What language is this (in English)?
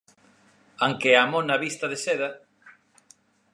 Galician